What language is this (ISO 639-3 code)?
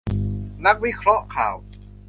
tha